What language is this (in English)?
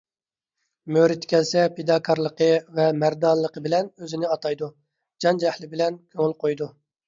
Uyghur